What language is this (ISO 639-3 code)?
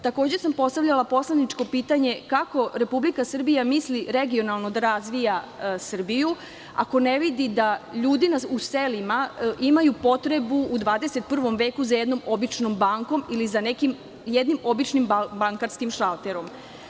srp